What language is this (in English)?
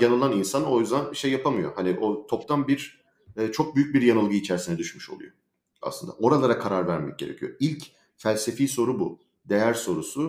Turkish